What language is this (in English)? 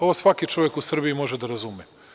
Serbian